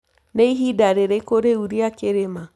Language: Kikuyu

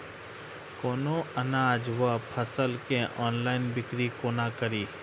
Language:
Maithili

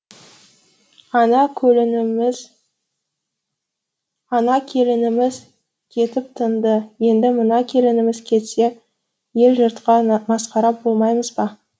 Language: Kazakh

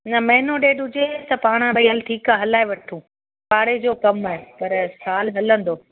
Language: Sindhi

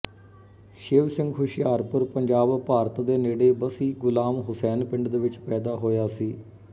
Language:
Punjabi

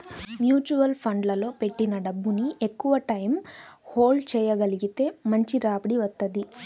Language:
Telugu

